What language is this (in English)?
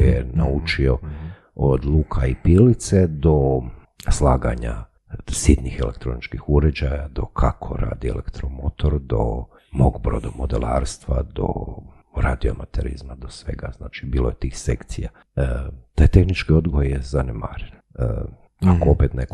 Croatian